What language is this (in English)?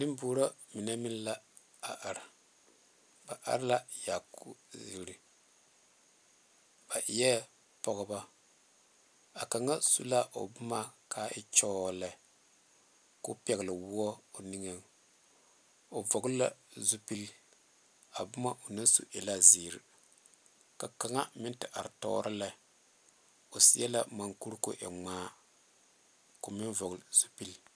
Southern Dagaare